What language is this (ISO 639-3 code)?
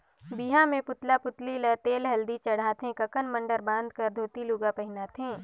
hne